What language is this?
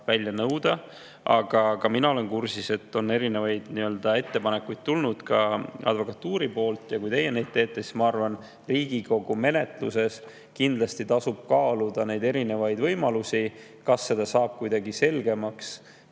Estonian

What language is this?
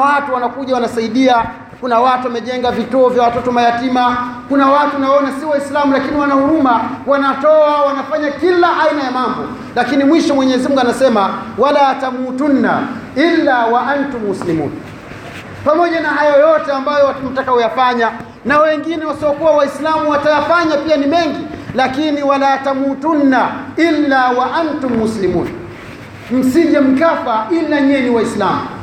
Swahili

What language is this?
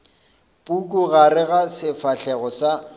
Northern Sotho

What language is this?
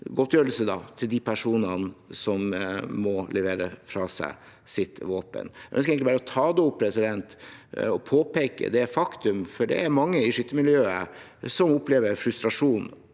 Norwegian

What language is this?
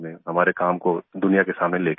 Hindi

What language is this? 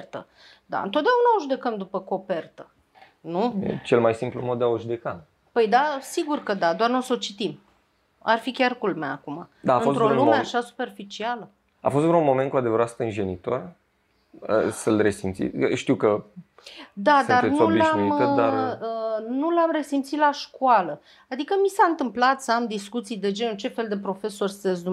Romanian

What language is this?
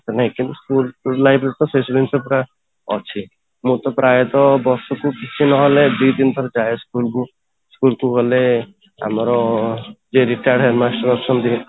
Odia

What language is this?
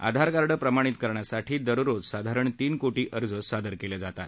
Marathi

